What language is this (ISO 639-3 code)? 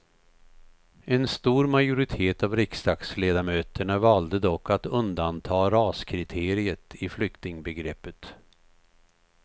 swe